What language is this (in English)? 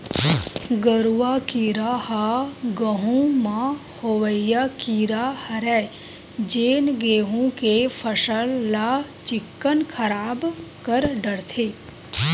Chhattisgarhi